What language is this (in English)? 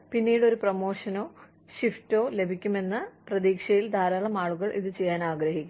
Malayalam